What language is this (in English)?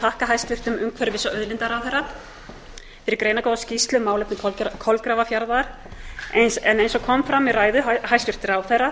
Icelandic